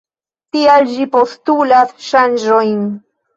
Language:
Esperanto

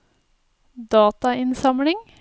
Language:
Norwegian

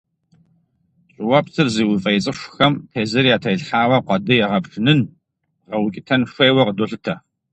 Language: Kabardian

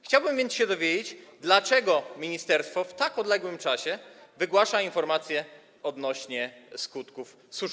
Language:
Polish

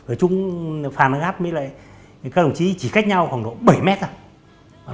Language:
Vietnamese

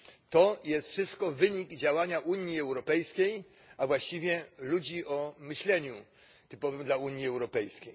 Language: Polish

